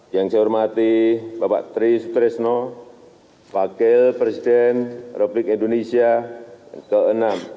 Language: Indonesian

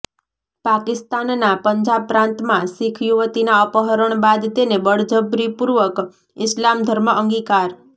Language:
Gujarati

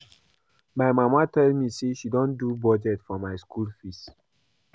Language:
Nigerian Pidgin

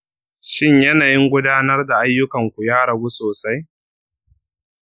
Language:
Hausa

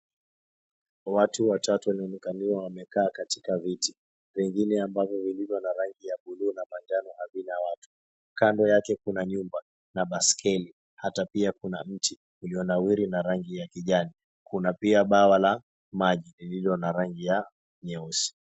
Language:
Swahili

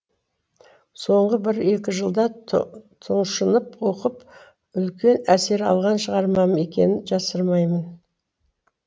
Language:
Kazakh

